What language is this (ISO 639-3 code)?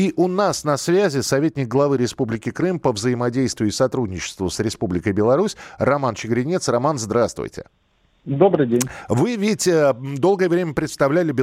rus